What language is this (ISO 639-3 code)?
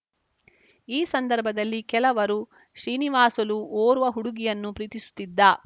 kan